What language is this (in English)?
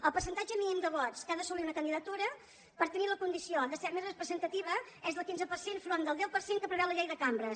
Catalan